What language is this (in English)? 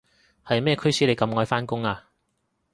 Cantonese